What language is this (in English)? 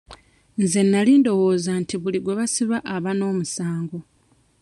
Ganda